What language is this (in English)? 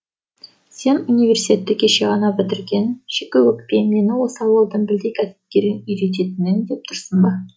Kazakh